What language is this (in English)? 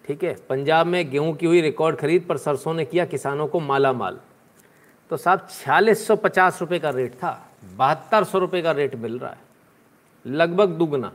Hindi